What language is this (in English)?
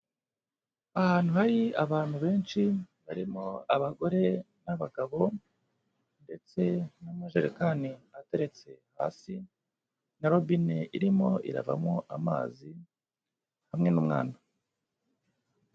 Kinyarwanda